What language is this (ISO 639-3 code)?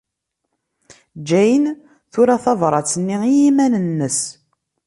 kab